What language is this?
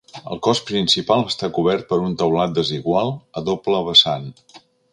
Catalan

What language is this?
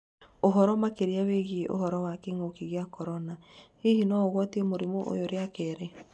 Kikuyu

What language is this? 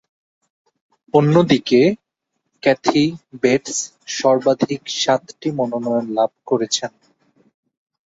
Bangla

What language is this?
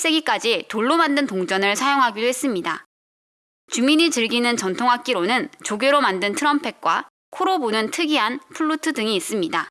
Korean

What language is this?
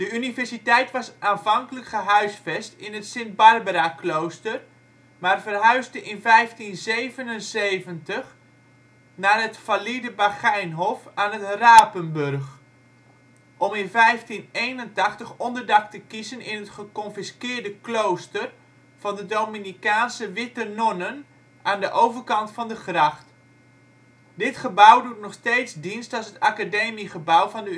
Dutch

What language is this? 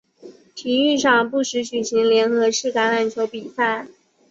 Chinese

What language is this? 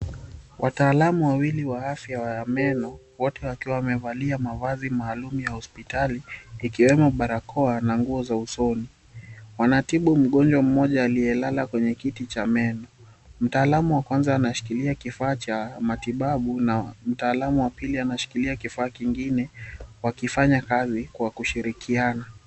Swahili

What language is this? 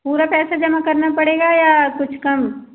Hindi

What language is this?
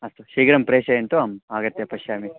Sanskrit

